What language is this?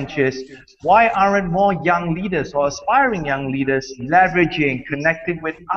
English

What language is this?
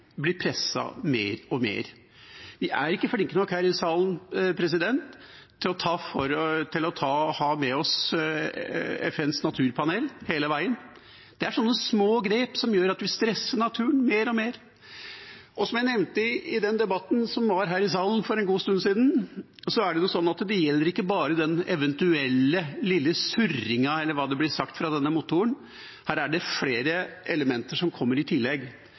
Norwegian Bokmål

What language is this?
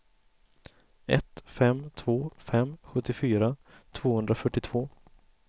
Swedish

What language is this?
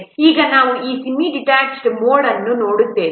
Kannada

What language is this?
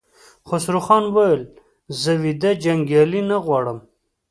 Pashto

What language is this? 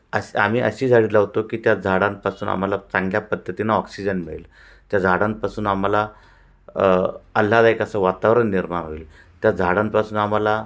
Marathi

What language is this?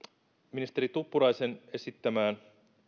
Finnish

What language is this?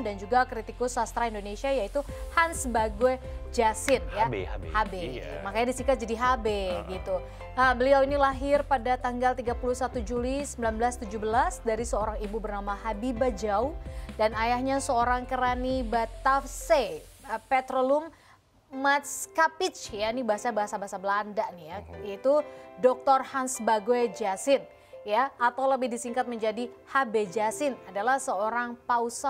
Indonesian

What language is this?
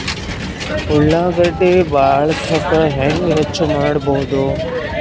Kannada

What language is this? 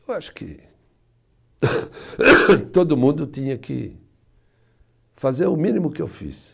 Portuguese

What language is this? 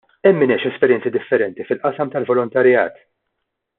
Maltese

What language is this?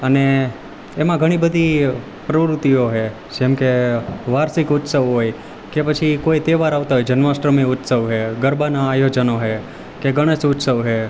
Gujarati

